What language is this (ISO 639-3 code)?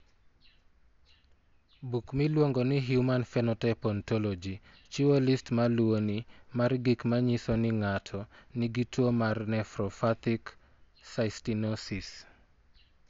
luo